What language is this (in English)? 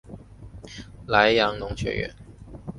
Chinese